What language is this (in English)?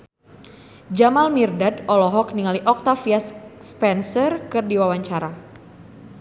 Sundanese